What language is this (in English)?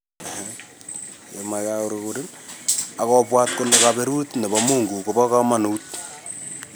Kalenjin